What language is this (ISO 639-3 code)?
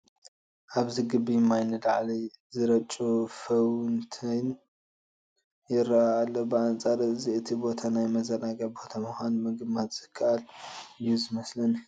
tir